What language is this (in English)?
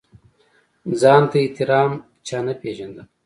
Pashto